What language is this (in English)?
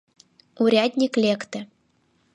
Mari